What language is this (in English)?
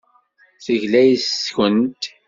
Kabyle